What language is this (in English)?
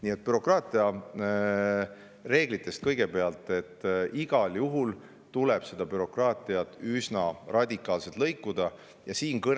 Estonian